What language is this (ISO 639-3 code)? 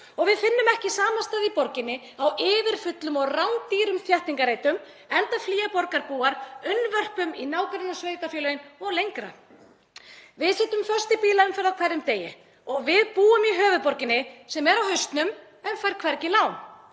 isl